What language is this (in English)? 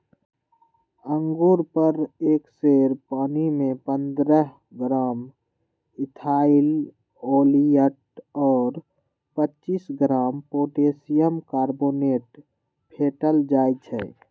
Magahi